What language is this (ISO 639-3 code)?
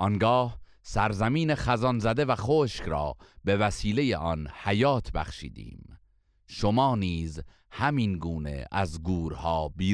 fas